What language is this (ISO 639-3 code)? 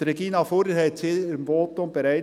gsw